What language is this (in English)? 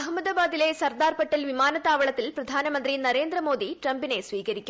Malayalam